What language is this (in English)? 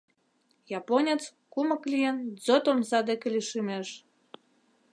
Mari